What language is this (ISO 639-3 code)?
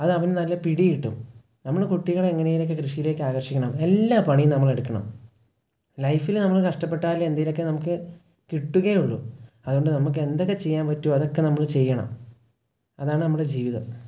mal